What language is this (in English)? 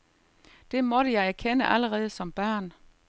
Danish